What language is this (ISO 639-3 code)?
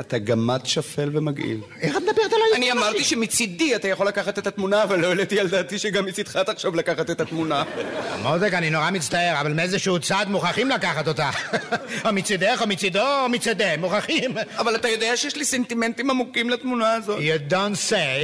heb